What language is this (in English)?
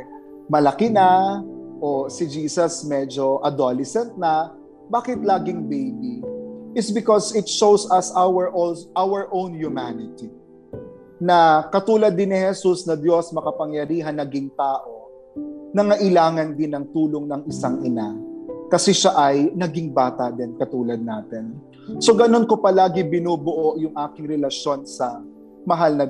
Filipino